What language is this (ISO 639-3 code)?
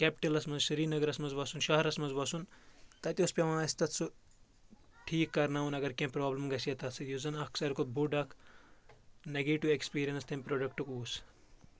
kas